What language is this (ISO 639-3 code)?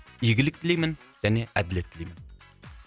kaz